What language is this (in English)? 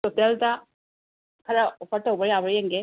Manipuri